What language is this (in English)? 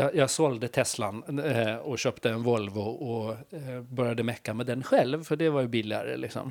Swedish